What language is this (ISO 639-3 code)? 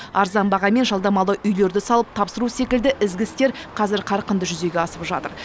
kaz